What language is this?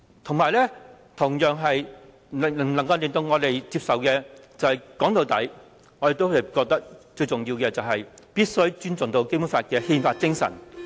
Cantonese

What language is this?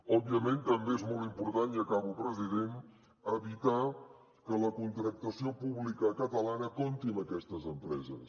Catalan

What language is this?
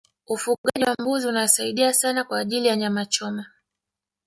Swahili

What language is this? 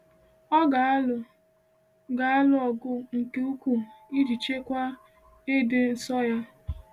Igbo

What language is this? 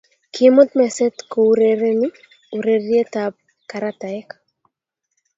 Kalenjin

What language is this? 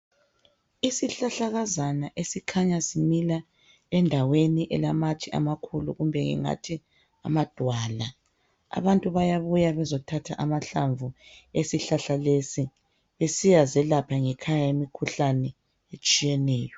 North Ndebele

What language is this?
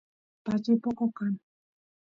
Santiago del Estero Quichua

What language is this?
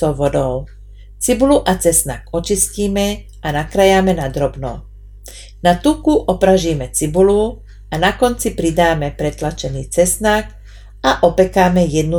Slovak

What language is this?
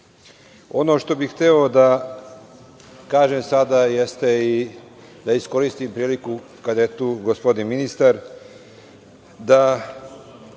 Serbian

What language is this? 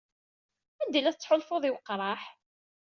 Kabyle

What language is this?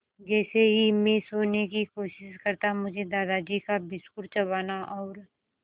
Hindi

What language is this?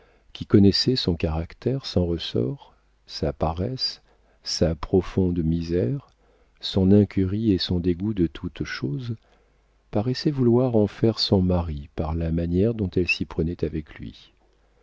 French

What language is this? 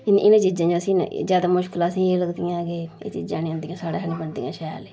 Dogri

